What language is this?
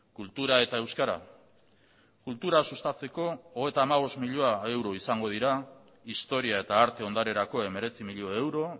Basque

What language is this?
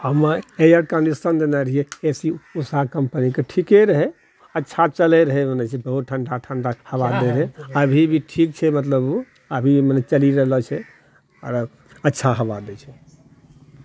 Maithili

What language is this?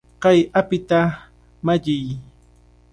Cajatambo North Lima Quechua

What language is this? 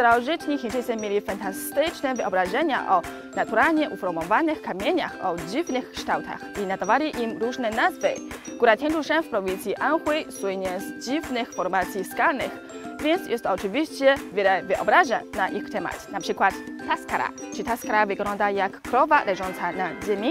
Polish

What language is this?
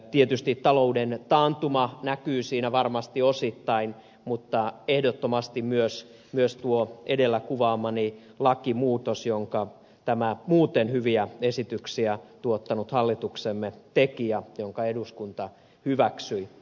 Finnish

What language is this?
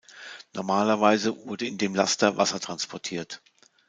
German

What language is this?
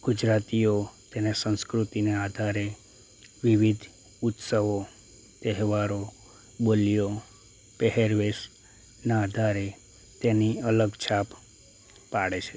Gujarati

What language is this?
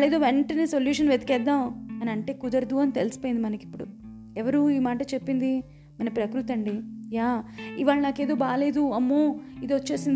Telugu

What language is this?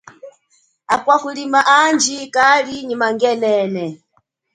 Chokwe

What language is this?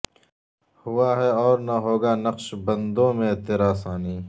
Urdu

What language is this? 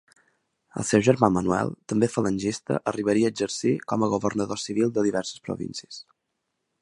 Catalan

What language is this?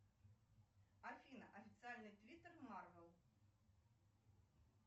Russian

